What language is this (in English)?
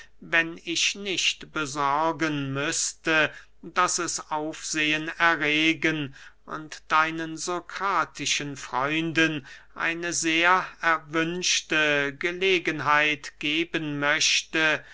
German